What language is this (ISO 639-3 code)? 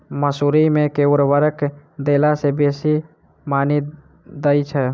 mai